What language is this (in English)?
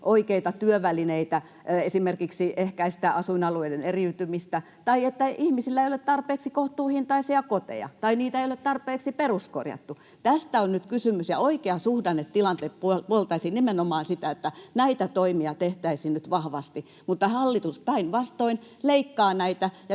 Finnish